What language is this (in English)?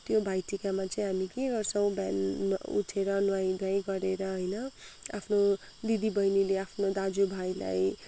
Nepali